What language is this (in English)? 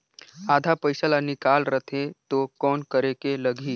Chhattisgarhi